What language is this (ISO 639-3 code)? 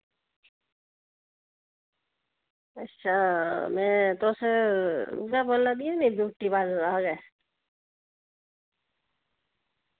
doi